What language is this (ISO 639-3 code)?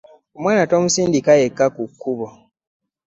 lug